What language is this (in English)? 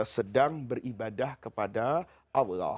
Indonesian